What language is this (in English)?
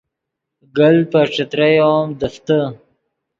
Yidgha